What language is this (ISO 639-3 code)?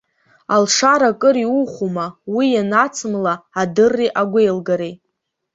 abk